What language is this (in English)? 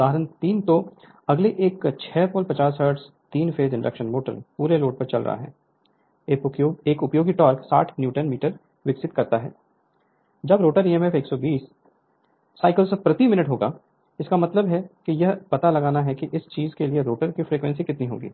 Hindi